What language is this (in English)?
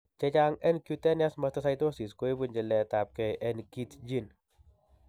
Kalenjin